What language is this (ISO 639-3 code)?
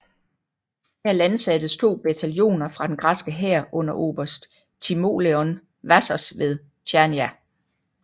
dan